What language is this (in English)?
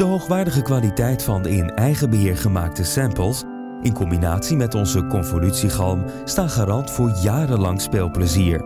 Dutch